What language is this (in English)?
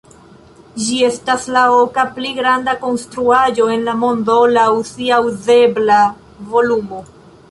Esperanto